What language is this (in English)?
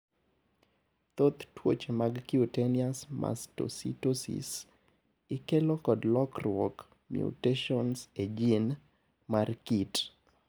Luo (Kenya and Tanzania)